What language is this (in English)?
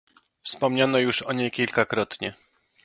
Polish